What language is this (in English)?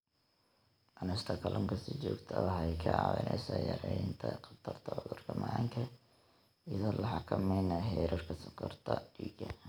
Somali